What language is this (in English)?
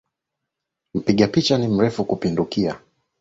Swahili